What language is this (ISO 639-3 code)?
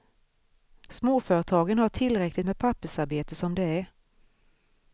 swe